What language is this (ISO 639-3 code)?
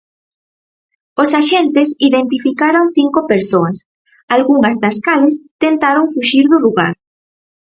glg